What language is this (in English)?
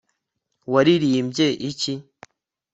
Kinyarwanda